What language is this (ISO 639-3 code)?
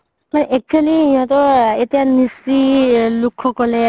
asm